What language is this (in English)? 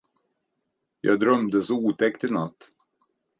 Swedish